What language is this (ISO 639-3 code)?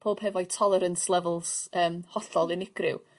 cym